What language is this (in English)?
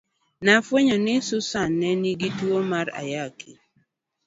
Luo (Kenya and Tanzania)